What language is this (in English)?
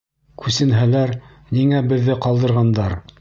Bashkir